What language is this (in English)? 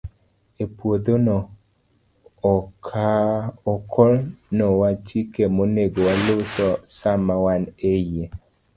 Luo (Kenya and Tanzania)